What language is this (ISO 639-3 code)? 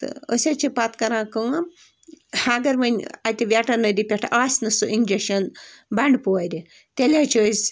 kas